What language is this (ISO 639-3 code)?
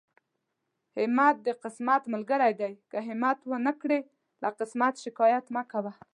pus